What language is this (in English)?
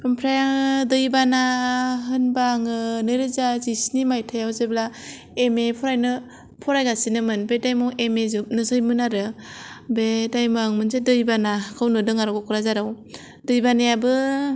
Bodo